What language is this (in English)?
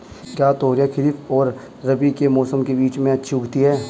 Hindi